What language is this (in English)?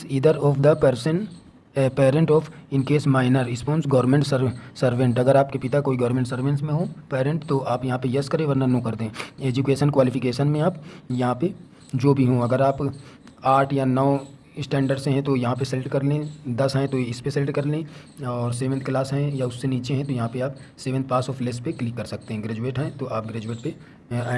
Hindi